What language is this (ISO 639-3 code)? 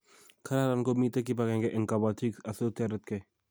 kln